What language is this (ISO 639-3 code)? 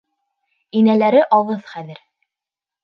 bak